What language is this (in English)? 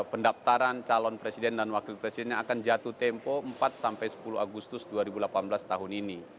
Indonesian